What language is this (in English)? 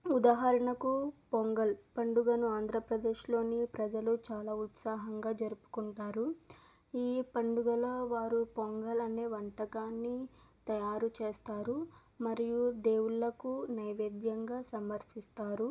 Telugu